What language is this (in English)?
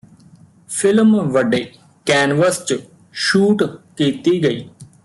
Punjabi